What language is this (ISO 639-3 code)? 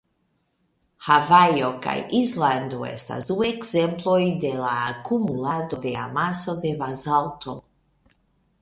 epo